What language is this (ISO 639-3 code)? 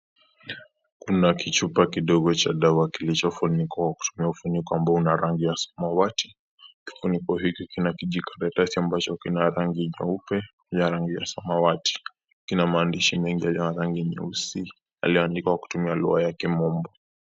swa